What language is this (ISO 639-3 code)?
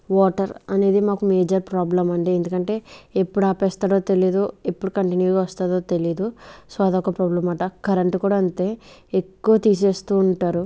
tel